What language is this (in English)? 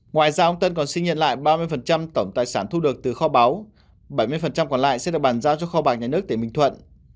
Vietnamese